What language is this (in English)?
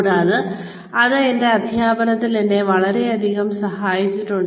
Malayalam